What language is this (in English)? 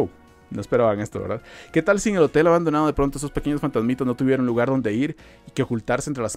Spanish